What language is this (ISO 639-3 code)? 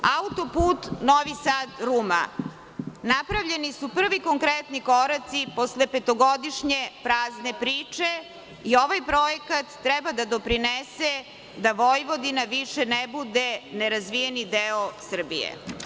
srp